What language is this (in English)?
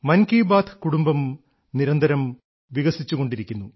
Malayalam